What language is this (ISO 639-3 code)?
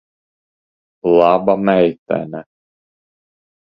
lav